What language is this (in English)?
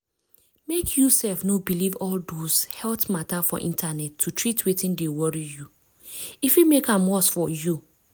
Nigerian Pidgin